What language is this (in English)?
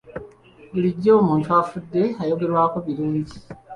Ganda